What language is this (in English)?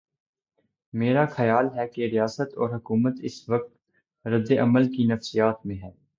Urdu